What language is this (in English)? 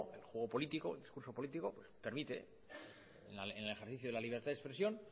Spanish